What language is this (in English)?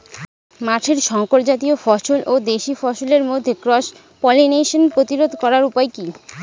Bangla